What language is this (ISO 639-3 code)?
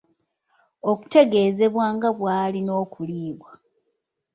lug